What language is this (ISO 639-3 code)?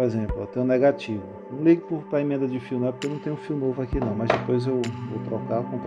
por